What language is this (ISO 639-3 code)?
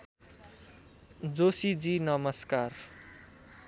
nep